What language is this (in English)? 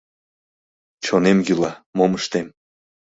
Mari